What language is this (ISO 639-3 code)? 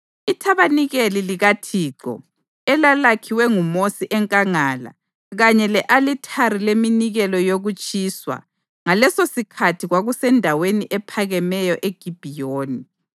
nde